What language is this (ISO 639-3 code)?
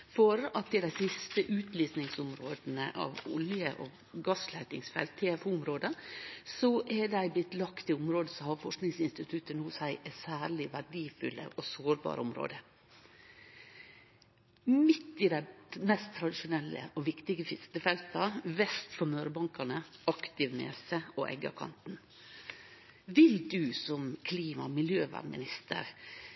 nno